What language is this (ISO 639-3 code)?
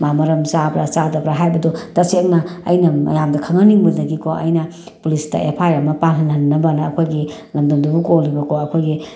mni